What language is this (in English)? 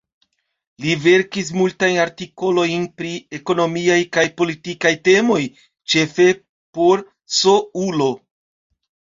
Esperanto